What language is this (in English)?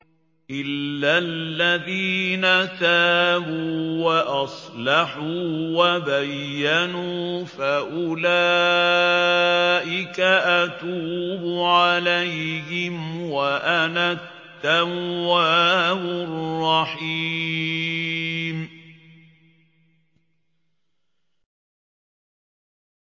Arabic